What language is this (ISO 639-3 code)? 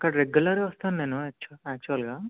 tel